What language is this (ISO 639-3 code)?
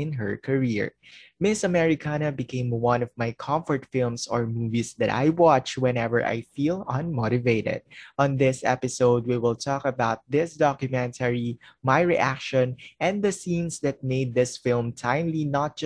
fil